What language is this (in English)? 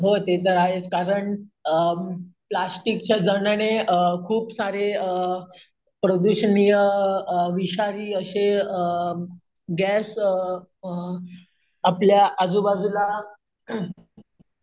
Marathi